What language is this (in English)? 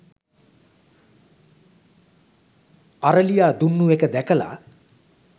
Sinhala